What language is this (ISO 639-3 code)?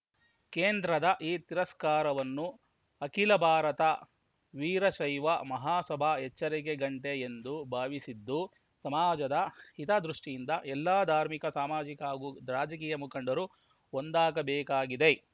kan